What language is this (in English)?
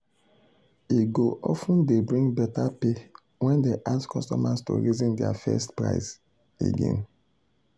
Nigerian Pidgin